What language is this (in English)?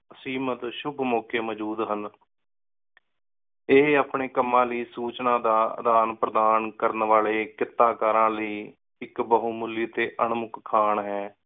Punjabi